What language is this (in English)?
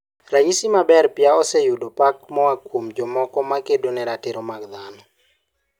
Luo (Kenya and Tanzania)